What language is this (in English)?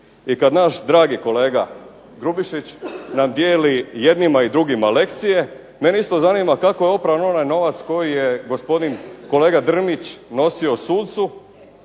Croatian